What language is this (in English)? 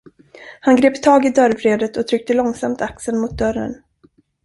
Swedish